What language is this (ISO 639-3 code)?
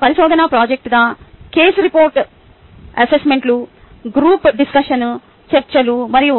tel